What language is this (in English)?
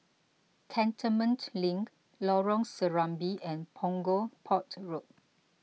English